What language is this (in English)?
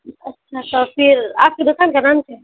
Urdu